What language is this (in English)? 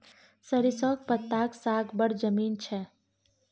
Maithili